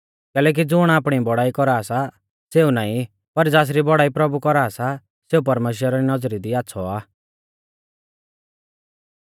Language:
Mahasu Pahari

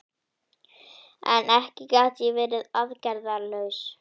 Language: Icelandic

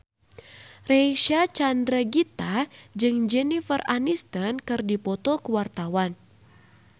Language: Sundanese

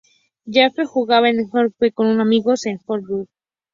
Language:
Spanish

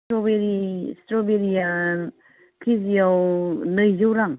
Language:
Bodo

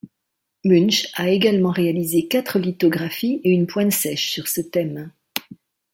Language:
French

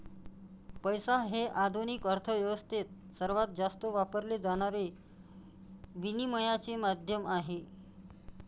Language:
Marathi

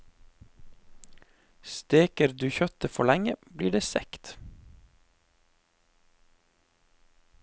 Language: Norwegian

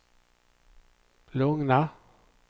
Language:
Swedish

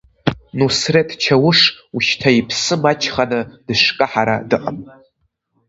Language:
Abkhazian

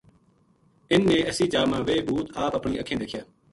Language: Gujari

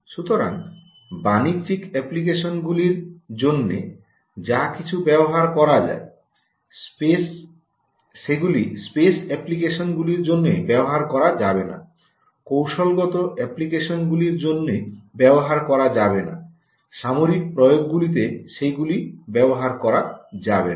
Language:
Bangla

